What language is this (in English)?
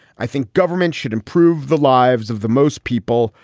English